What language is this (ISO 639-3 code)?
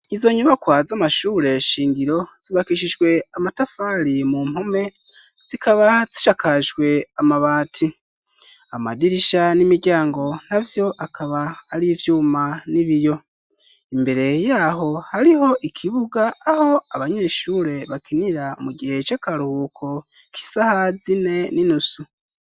run